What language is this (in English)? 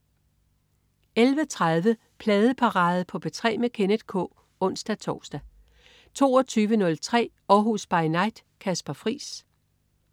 Danish